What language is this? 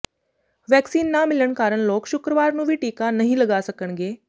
Punjabi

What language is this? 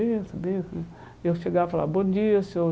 Portuguese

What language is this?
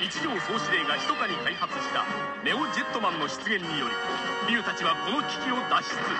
Japanese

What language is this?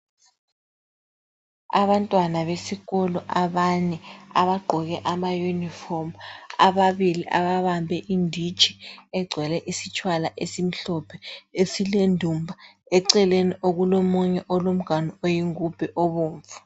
North Ndebele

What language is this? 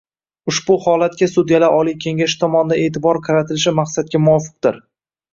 Uzbek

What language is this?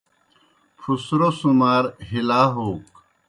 Kohistani Shina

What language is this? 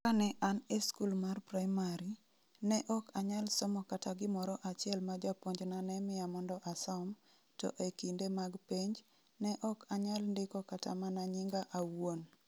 Luo (Kenya and Tanzania)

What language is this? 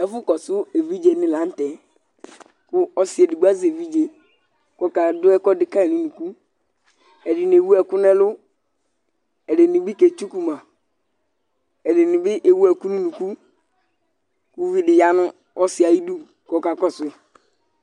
Ikposo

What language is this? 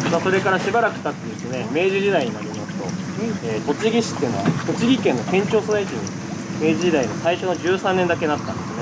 Japanese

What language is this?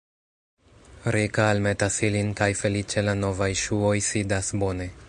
Esperanto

